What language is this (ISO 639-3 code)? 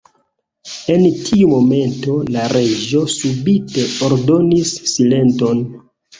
epo